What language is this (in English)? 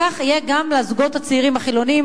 Hebrew